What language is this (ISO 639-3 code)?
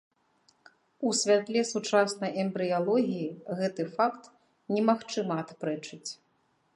bel